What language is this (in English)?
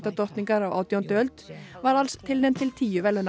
Icelandic